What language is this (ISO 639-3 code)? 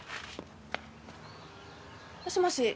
jpn